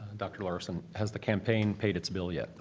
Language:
English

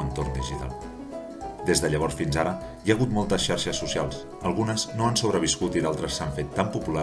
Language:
Catalan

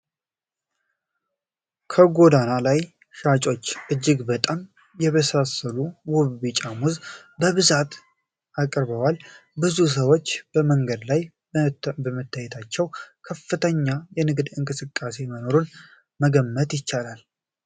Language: Amharic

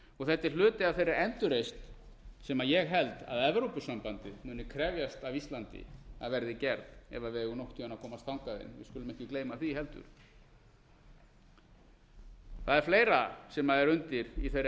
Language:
Icelandic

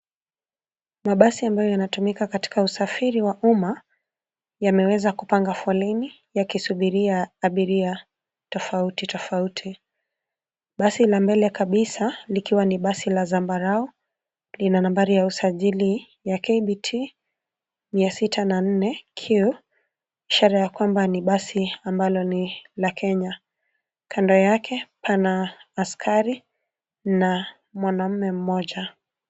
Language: Swahili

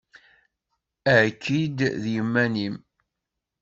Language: Kabyle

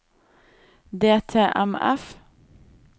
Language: Norwegian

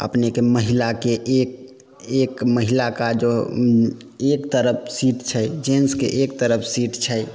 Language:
Maithili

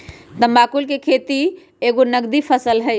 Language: Magahi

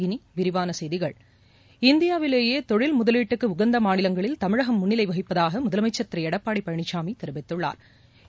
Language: Tamil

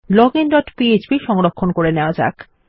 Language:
Bangla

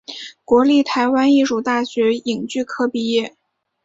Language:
Chinese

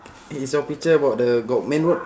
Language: English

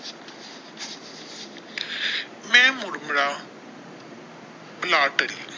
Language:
Punjabi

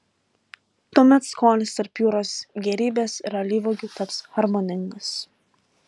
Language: Lithuanian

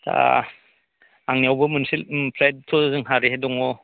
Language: Bodo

